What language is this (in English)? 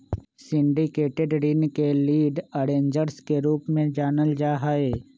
Magahi